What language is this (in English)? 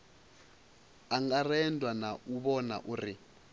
Venda